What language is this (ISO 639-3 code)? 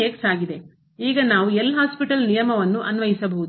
kan